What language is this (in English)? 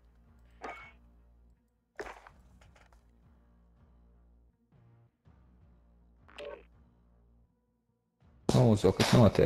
Italian